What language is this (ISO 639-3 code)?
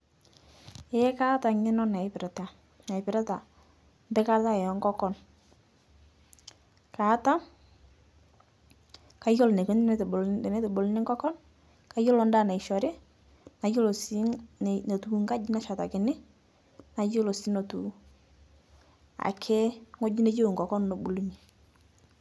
mas